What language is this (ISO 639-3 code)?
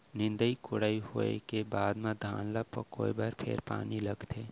hne